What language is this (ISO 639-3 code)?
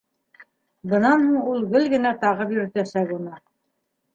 bak